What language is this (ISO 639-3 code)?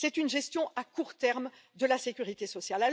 fra